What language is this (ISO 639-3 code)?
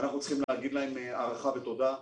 heb